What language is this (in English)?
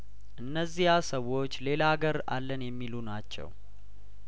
Amharic